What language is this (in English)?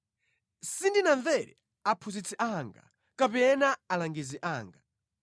Nyanja